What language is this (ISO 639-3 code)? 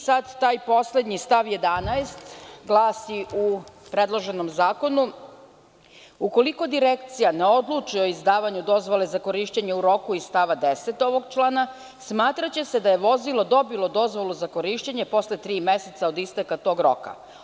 srp